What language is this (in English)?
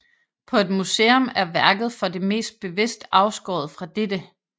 Danish